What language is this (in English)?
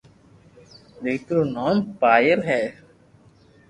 Loarki